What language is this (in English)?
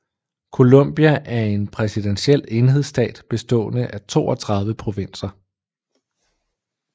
Danish